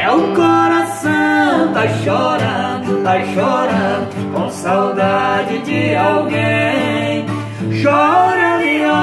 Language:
Portuguese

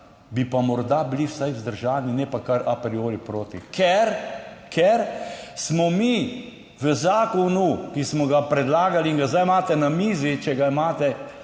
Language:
Slovenian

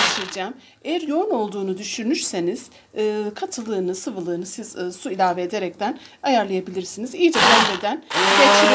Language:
Turkish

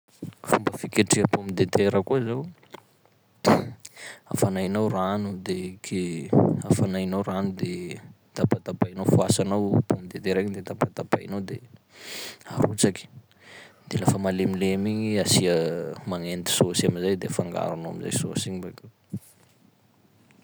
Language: Sakalava Malagasy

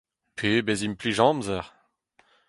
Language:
Breton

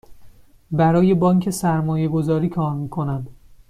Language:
Persian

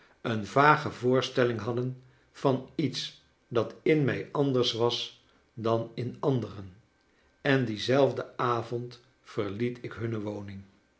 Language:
Dutch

